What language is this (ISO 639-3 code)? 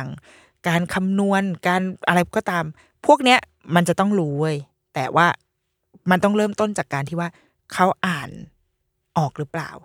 tha